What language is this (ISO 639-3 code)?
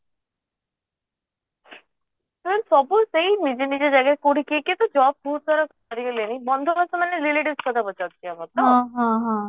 ori